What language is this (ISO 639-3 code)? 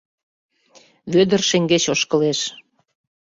chm